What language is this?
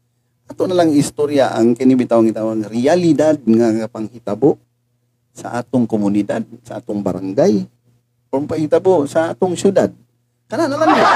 Filipino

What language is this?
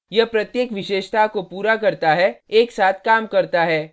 Hindi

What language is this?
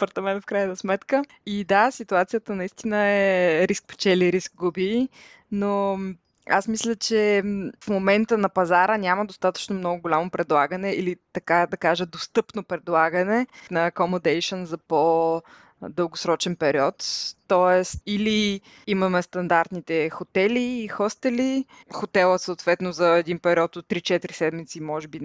Bulgarian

